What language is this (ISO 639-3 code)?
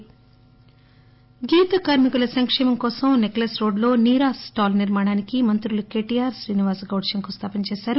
tel